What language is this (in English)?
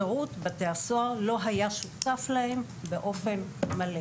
Hebrew